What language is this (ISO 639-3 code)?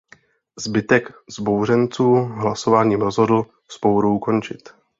ces